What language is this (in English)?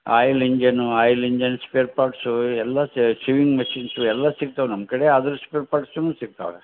Kannada